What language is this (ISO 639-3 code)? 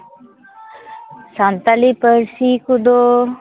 sat